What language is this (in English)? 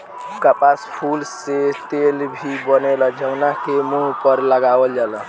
Bhojpuri